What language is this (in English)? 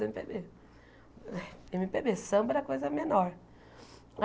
Portuguese